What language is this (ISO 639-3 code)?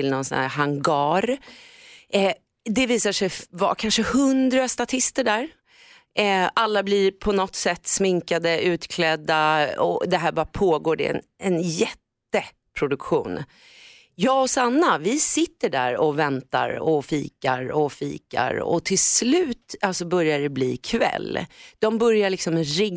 swe